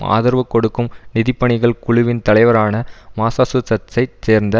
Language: Tamil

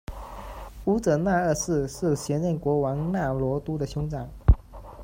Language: Chinese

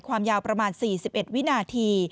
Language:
Thai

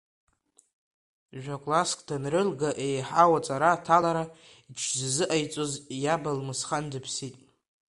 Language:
Abkhazian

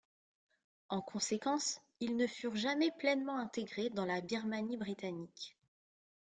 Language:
French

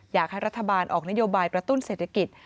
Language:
Thai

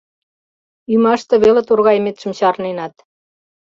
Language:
Mari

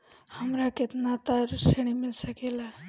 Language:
Bhojpuri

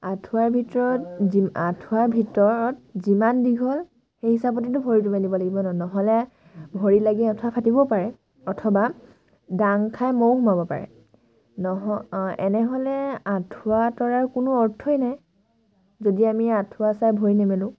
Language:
Assamese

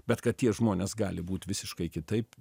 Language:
Lithuanian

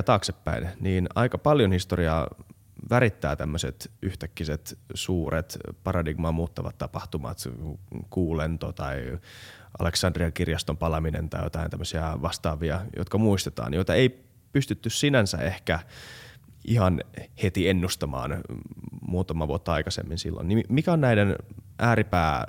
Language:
Finnish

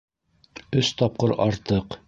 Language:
Bashkir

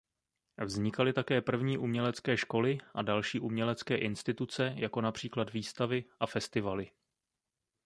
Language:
Czech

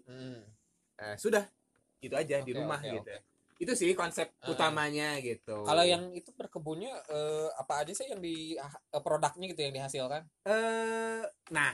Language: Indonesian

